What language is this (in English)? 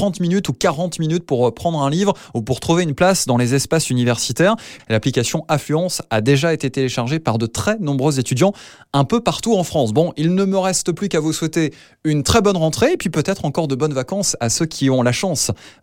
French